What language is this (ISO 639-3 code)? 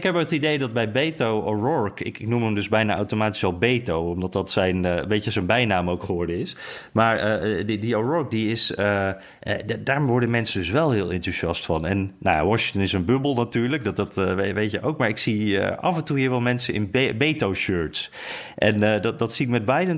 nld